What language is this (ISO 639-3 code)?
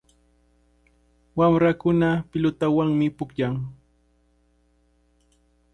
qvl